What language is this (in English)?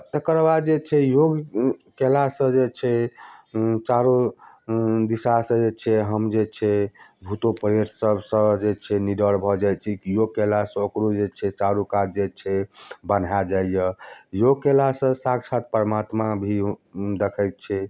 Maithili